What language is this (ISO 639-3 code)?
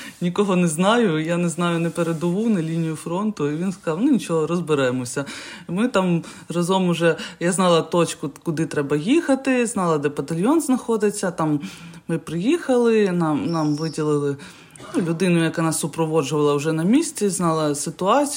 ukr